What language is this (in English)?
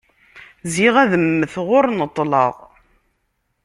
Kabyle